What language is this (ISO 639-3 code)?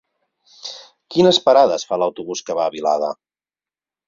cat